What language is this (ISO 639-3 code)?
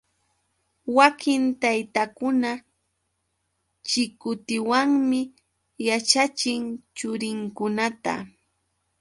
qux